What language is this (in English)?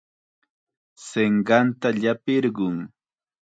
Chiquián Ancash Quechua